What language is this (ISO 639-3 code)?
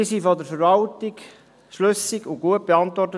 gsw